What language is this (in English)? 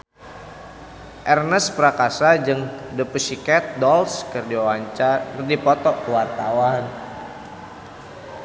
Sundanese